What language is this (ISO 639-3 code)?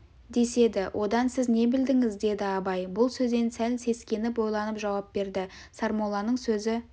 kaz